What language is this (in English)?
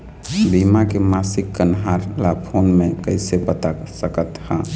Chhattisgarhi